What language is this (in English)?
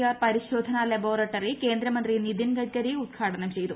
Malayalam